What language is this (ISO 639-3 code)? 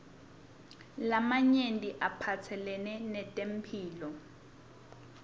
ssw